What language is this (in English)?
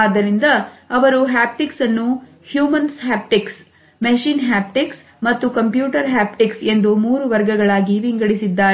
Kannada